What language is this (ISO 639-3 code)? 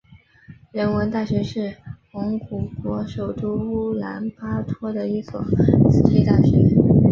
zho